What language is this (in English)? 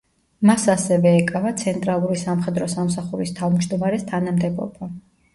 Georgian